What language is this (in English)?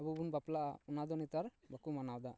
Santali